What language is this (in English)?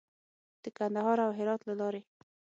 Pashto